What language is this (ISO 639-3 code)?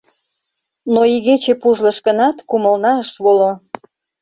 chm